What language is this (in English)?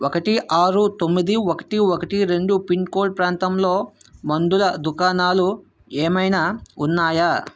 Telugu